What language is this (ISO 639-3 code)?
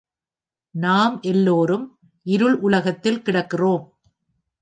tam